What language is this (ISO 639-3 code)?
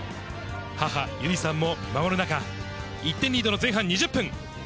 jpn